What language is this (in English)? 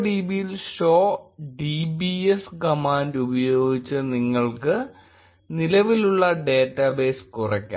Malayalam